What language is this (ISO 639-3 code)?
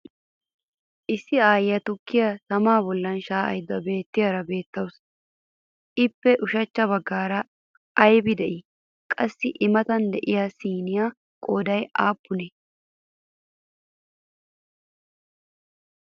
wal